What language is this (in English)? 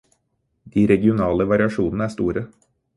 Norwegian Bokmål